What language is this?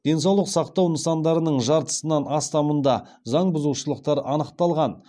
Kazakh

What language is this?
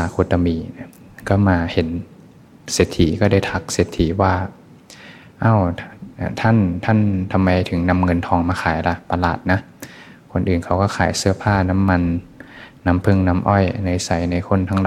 Thai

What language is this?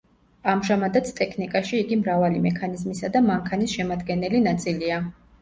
Georgian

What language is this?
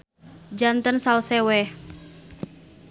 Sundanese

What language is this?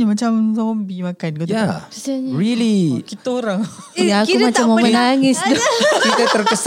Malay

